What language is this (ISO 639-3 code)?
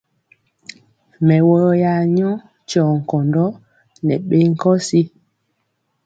mcx